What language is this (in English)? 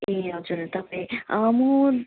Nepali